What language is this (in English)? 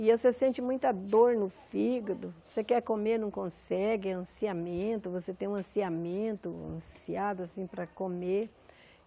Portuguese